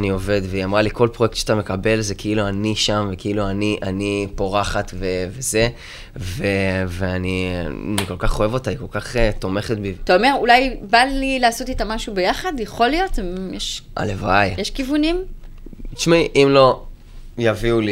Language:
Hebrew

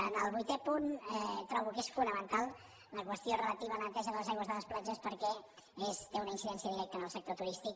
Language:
Catalan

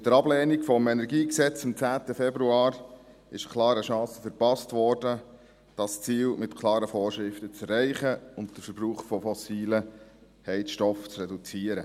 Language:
Swiss German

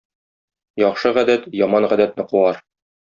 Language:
Tatar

